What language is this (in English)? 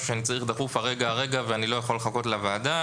Hebrew